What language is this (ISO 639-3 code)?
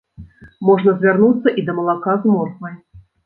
bel